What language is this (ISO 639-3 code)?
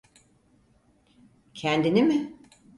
tur